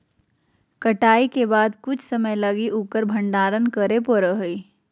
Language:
Magahi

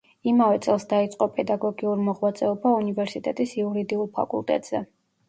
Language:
Georgian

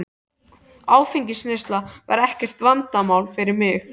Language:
Icelandic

